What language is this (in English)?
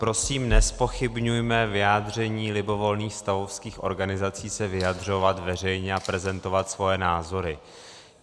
Czech